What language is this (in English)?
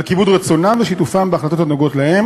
Hebrew